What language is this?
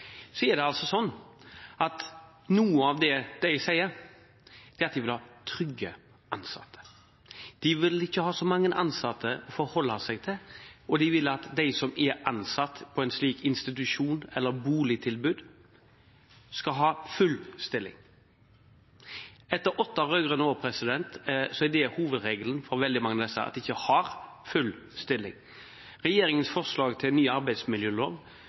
Norwegian Bokmål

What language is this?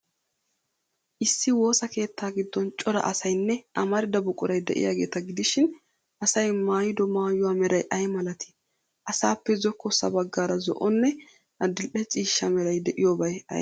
Wolaytta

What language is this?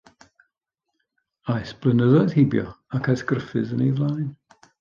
Welsh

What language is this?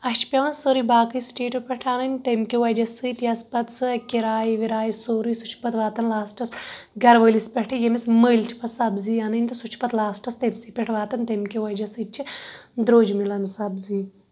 Kashmiri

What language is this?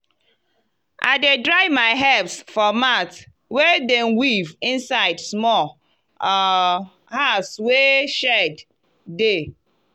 Nigerian Pidgin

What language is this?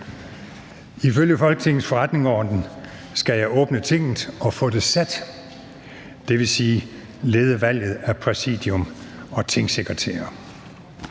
Danish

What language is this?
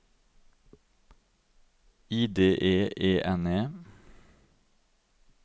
Norwegian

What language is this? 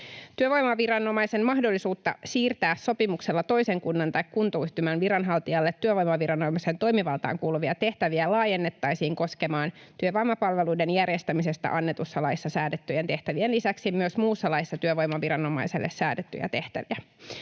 Finnish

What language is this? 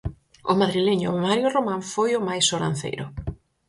Galician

